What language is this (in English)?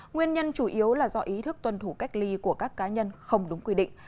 Vietnamese